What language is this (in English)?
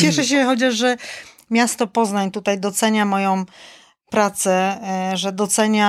Polish